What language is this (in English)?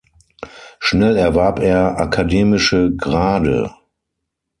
German